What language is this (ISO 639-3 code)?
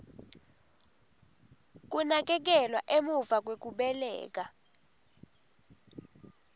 ssw